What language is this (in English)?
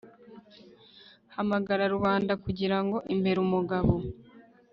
Kinyarwanda